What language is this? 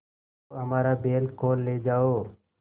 Hindi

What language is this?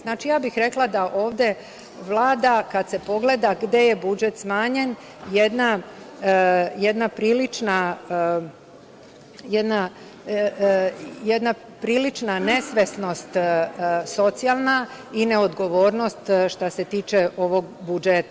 Serbian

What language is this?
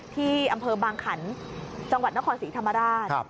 Thai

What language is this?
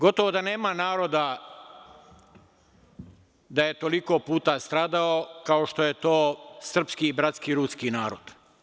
Serbian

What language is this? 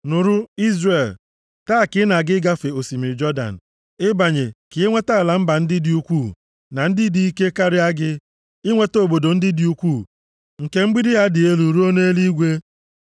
Igbo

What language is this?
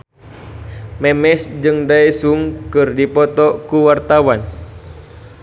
Sundanese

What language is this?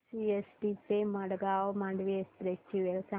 Marathi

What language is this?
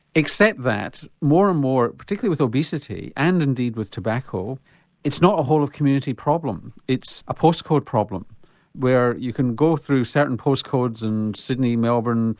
English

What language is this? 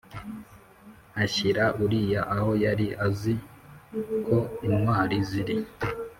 Kinyarwanda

